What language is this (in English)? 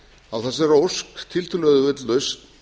Icelandic